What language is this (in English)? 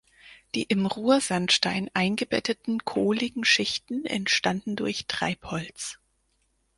German